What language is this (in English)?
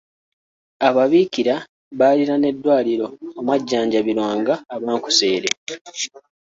Ganda